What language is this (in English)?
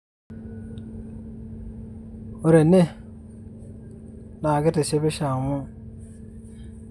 Masai